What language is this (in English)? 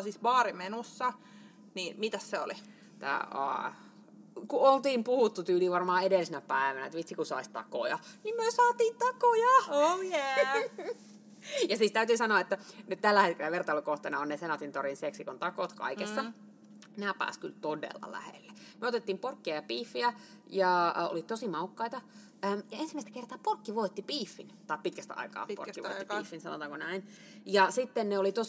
Finnish